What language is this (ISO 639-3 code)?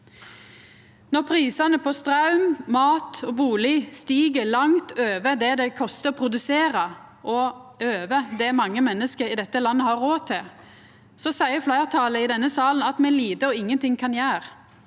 nor